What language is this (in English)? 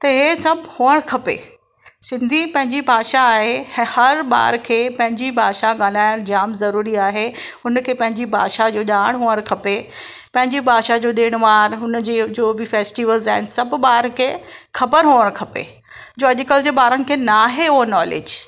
Sindhi